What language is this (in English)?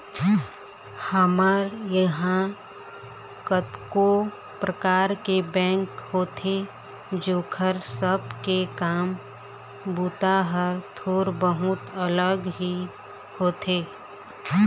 Chhattisgarhi